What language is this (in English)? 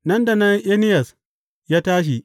Hausa